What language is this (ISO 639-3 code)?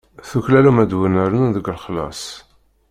kab